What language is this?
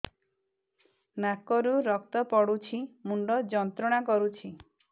Odia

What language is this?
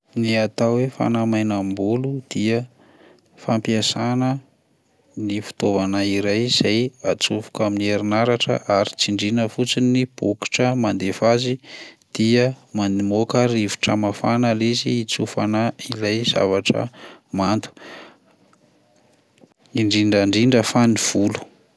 Malagasy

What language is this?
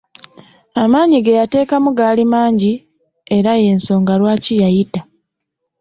Ganda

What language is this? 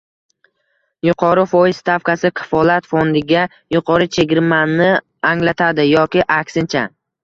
Uzbek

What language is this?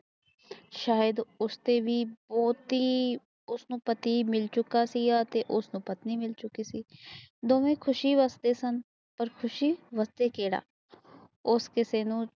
Punjabi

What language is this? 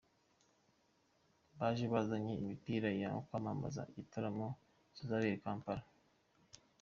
Kinyarwanda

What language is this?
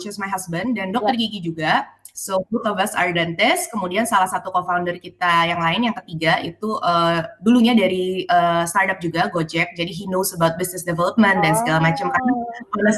Indonesian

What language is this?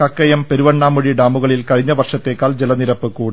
Malayalam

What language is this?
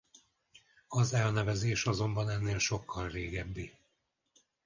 Hungarian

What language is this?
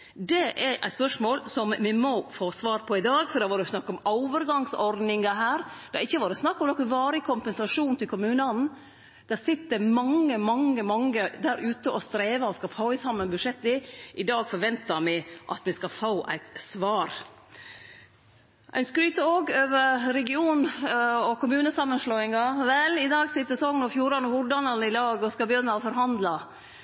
Norwegian Nynorsk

